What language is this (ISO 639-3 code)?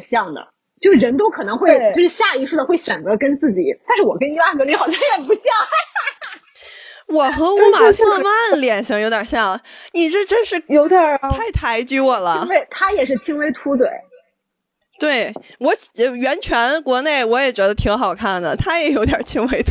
zho